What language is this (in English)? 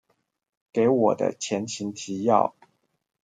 Chinese